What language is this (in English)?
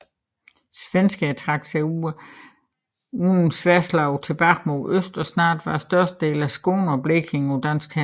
Danish